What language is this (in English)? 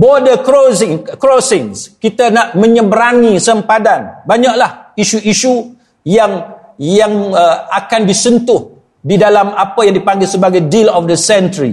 Malay